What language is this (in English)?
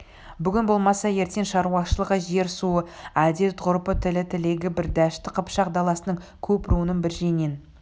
Kazakh